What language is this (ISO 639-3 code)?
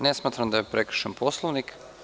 srp